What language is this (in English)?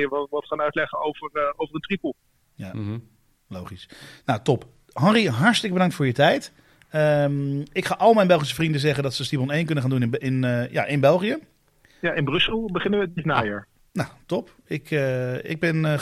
Dutch